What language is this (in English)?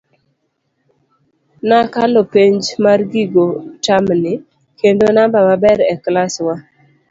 Luo (Kenya and Tanzania)